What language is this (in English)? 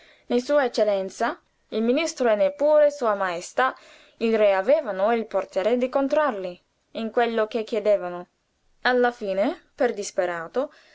Italian